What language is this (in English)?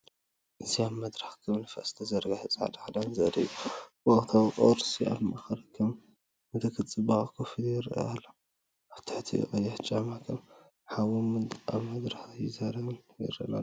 Tigrinya